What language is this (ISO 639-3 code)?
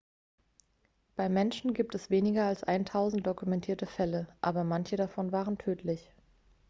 deu